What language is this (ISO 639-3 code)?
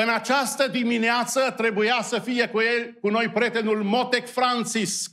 ron